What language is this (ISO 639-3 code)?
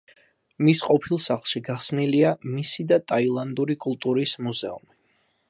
kat